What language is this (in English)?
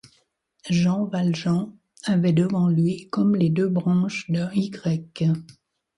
French